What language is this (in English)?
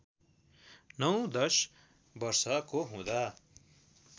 Nepali